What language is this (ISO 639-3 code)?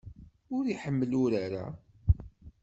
kab